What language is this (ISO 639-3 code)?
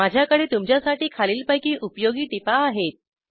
mar